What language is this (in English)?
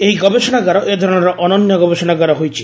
Odia